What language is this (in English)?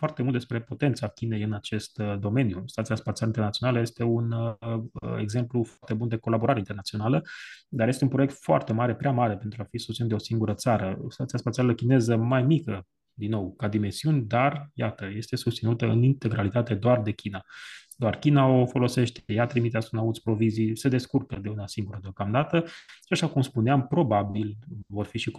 Romanian